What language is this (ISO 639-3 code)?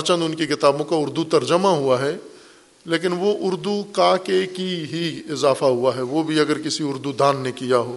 urd